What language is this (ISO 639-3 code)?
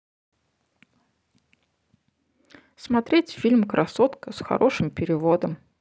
rus